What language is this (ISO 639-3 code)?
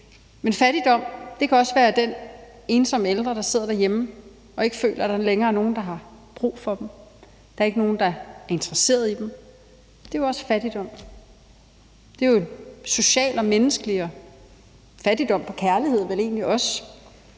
dan